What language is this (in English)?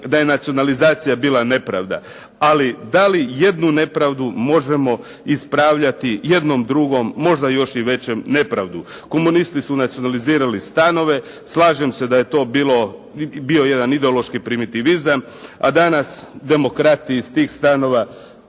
Croatian